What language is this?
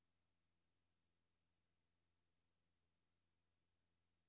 Danish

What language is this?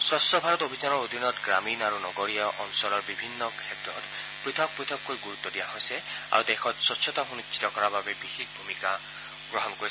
Assamese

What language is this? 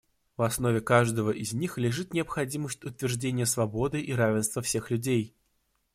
Russian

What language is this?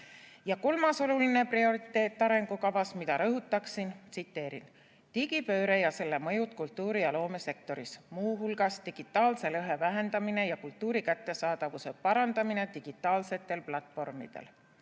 Estonian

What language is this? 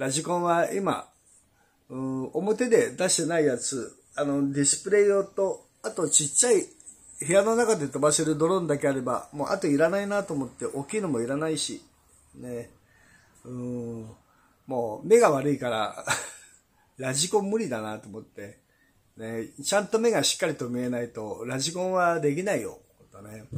Japanese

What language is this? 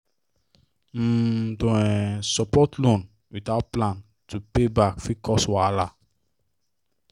Nigerian Pidgin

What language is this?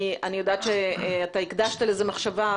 Hebrew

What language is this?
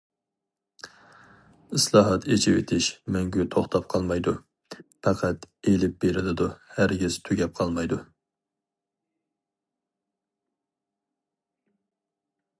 Uyghur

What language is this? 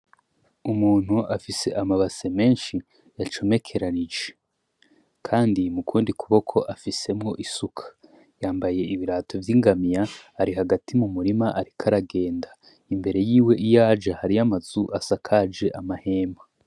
Rundi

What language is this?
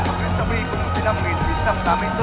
Vietnamese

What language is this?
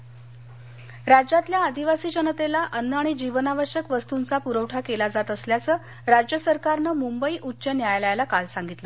Marathi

